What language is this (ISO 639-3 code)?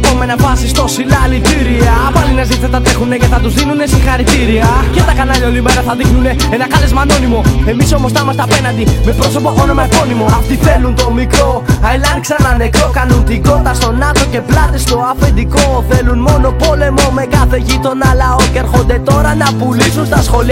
ell